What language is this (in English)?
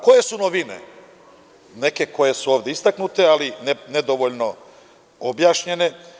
Serbian